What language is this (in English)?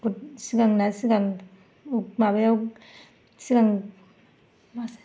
Bodo